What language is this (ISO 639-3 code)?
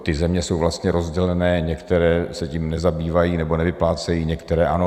ces